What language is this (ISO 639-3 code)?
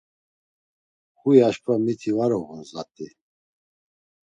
lzz